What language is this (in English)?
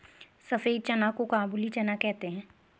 Hindi